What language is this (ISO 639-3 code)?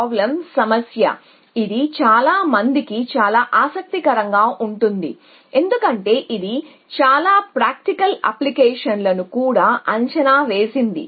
tel